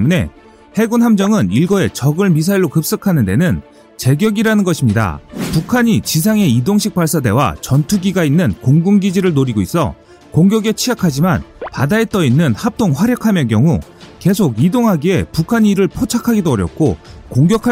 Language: Korean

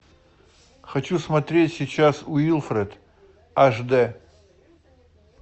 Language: Russian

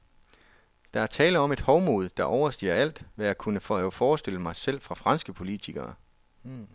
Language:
Danish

